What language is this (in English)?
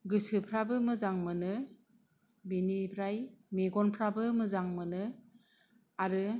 Bodo